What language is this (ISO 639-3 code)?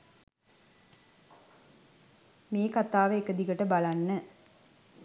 sin